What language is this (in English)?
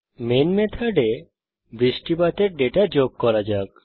Bangla